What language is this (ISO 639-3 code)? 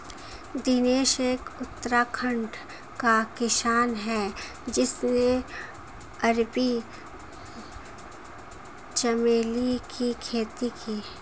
hin